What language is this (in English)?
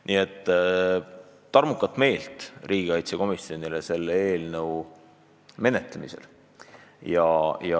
Estonian